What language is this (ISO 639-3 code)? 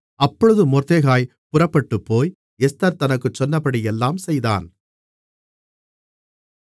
tam